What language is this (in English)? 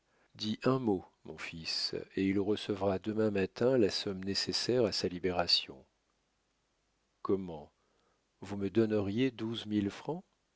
French